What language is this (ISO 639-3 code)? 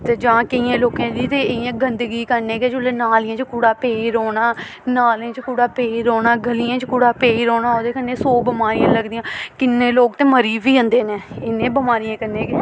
doi